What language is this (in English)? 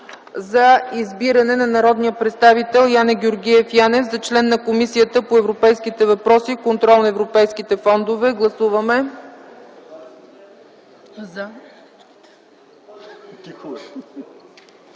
Bulgarian